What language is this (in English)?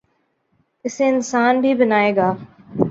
Urdu